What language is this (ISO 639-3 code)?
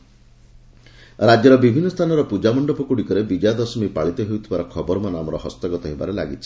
ori